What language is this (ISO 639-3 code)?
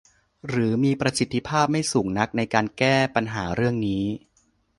tha